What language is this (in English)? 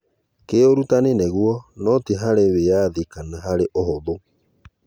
Kikuyu